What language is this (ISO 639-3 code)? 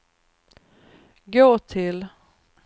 swe